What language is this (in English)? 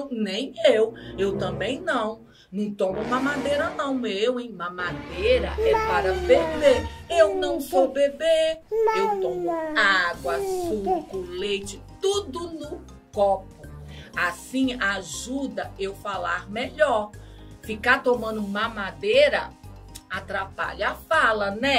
Portuguese